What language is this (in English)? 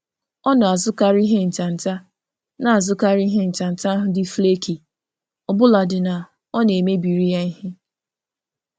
Igbo